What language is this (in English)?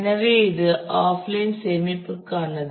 Tamil